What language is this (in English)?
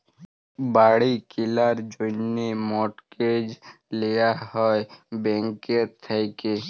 Bangla